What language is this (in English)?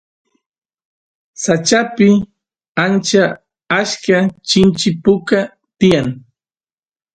Santiago del Estero Quichua